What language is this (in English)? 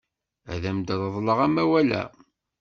Kabyle